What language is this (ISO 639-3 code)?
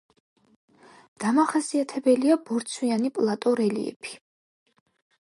kat